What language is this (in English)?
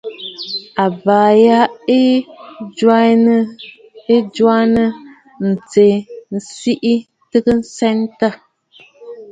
Bafut